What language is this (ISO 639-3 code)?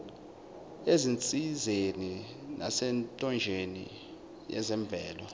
zul